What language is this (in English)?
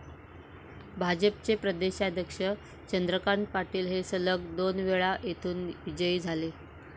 Marathi